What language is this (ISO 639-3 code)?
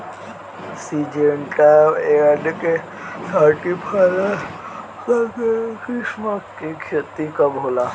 bho